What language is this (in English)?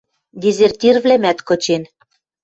Western Mari